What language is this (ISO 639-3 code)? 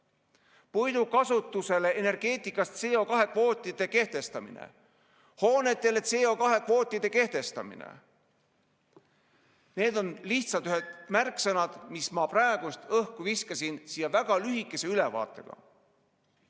est